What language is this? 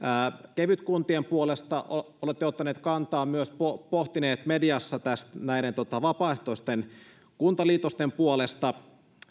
Finnish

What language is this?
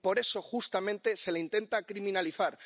Spanish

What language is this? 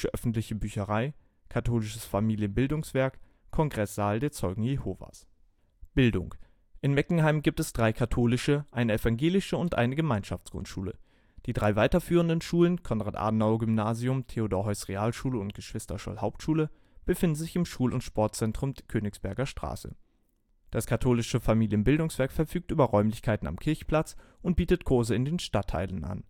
German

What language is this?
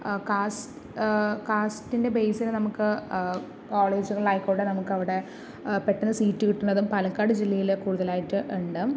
Malayalam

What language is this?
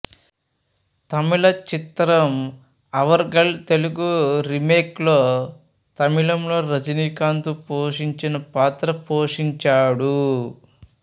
Telugu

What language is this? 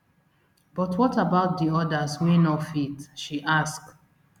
Nigerian Pidgin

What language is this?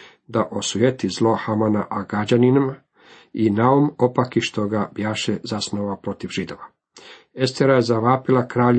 Croatian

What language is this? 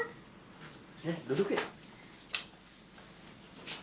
Indonesian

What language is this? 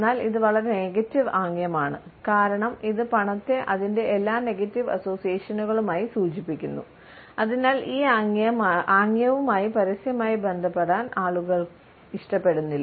Malayalam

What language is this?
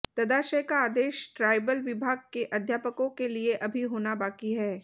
Hindi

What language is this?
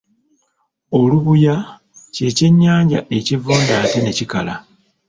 Ganda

